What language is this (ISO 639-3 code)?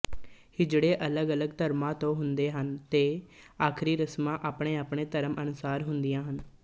pan